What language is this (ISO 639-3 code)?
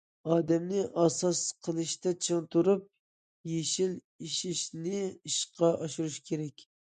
uig